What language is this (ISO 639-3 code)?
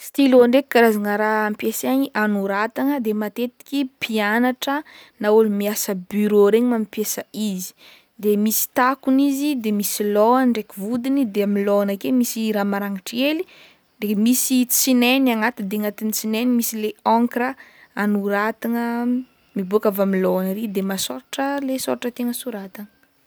bmm